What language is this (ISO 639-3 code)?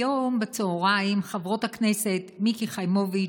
heb